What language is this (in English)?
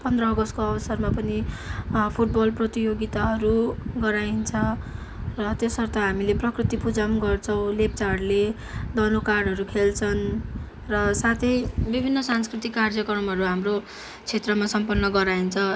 Nepali